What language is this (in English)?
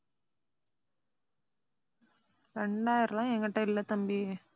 Tamil